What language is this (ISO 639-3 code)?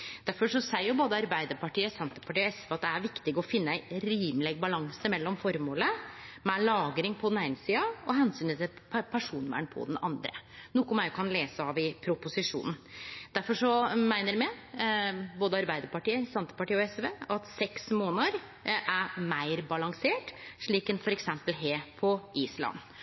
nno